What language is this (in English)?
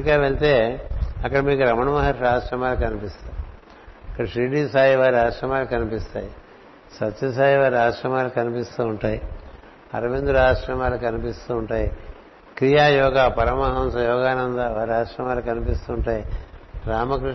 Telugu